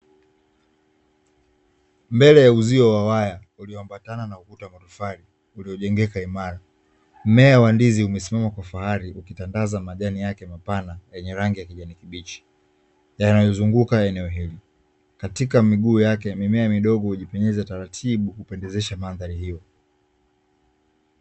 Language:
Swahili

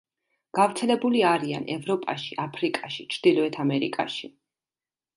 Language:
Georgian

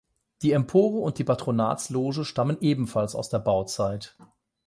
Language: German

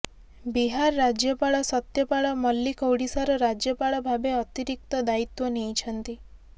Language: Odia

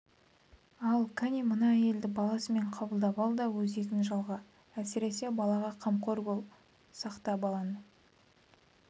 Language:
Kazakh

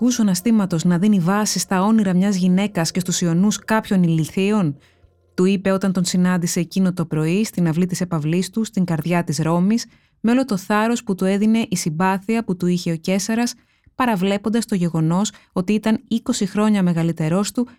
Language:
Greek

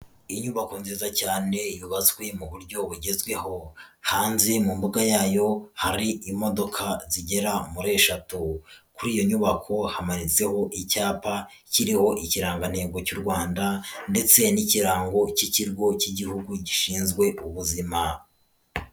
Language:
Kinyarwanda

